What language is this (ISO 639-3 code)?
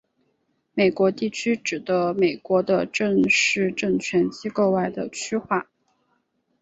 zho